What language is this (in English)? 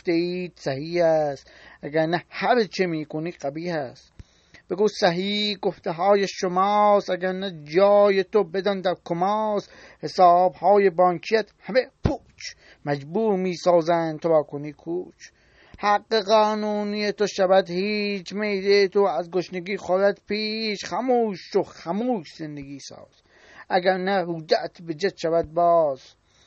Persian